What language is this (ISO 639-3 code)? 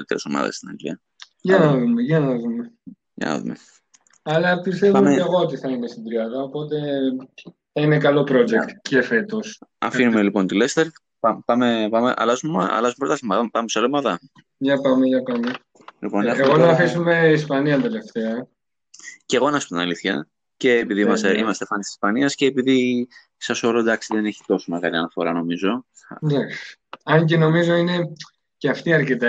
ell